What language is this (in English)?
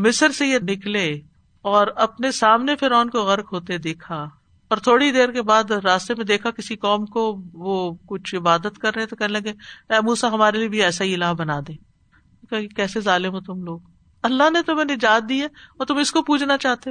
Urdu